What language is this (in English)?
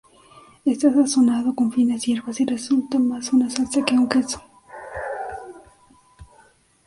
Spanish